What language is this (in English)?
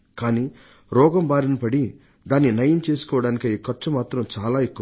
Telugu